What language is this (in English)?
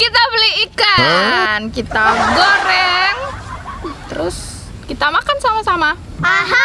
Indonesian